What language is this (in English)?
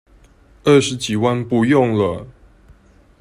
Chinese